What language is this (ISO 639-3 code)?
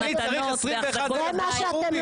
heb